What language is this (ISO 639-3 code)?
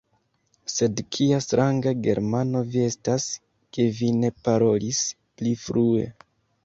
epo